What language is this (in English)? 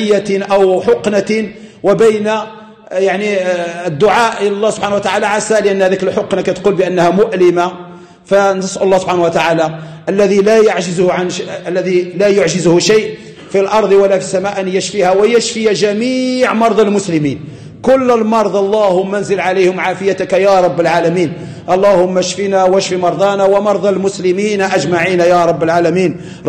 Arabic